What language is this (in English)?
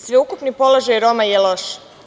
Serbian